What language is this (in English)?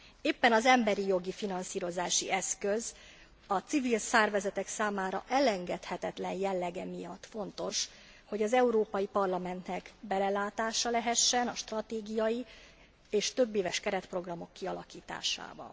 Hungarian